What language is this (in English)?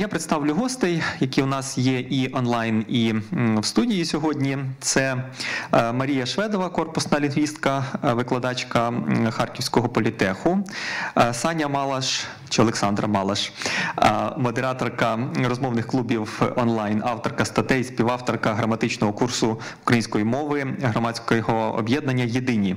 Ukrainian